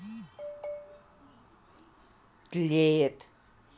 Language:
Russian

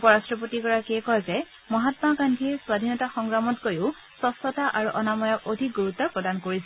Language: Assamese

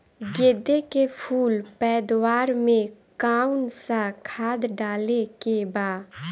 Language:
Bhojpuri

